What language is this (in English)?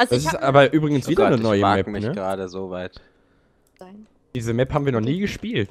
German